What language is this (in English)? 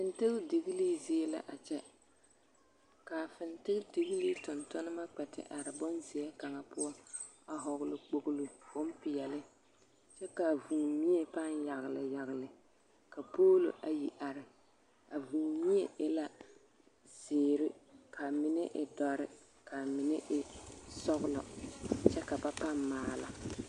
Southern Dagaare